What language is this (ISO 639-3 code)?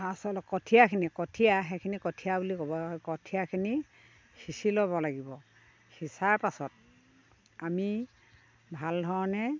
asm